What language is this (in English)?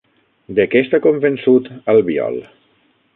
Catalan